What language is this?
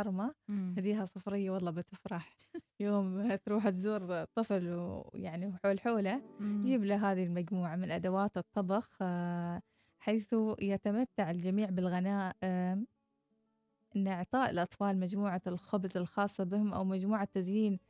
Arabic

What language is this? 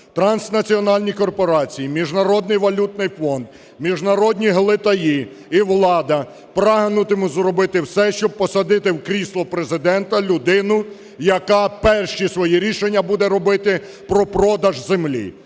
Ukrainian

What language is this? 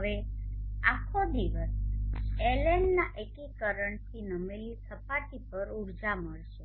Gujarati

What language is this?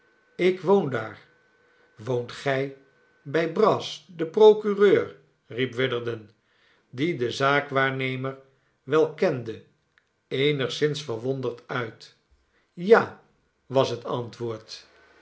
Dutch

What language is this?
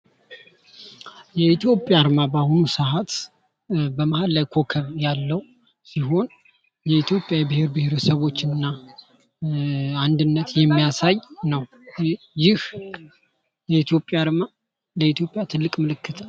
Amharic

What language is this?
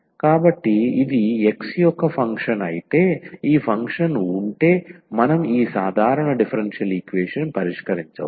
Telugu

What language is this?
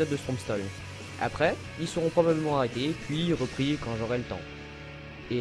French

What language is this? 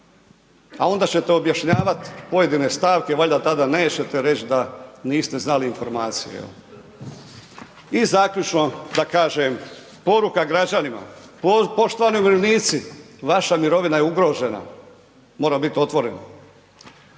Croatian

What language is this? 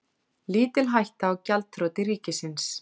Icelandic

